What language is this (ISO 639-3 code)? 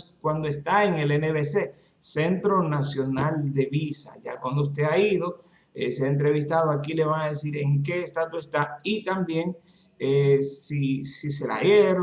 spa